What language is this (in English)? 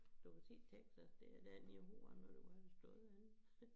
Danish